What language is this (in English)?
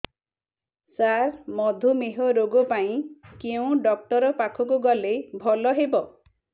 Odia